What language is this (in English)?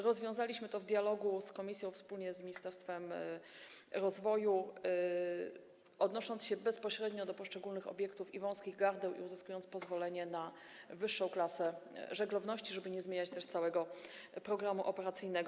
Polish